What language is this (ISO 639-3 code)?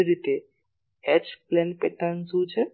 guj